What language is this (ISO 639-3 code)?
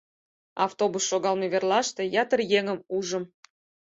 chm